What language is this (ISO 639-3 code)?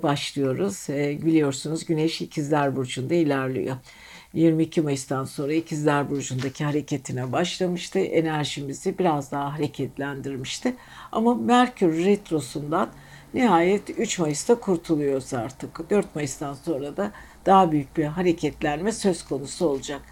tur